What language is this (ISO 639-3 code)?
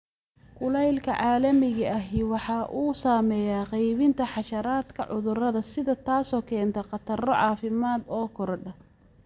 som